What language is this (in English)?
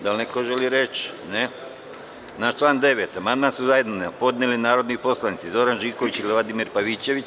Serbian